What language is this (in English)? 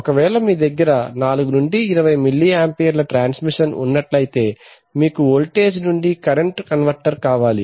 Telugu